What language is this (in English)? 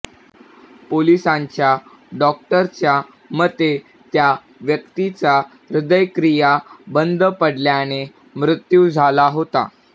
Marathi